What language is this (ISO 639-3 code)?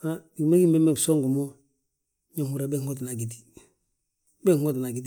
bjt